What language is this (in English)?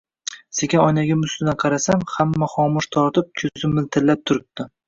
Uzbek